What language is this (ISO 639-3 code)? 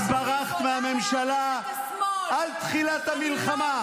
heb